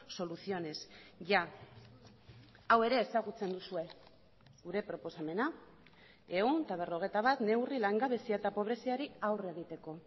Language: Basque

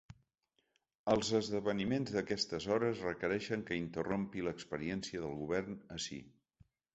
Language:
Catalan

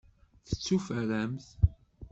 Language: Kabyle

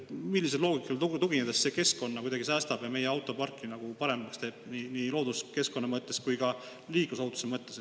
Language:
Estonian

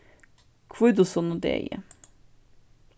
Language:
Faroese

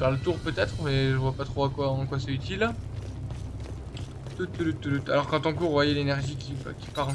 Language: French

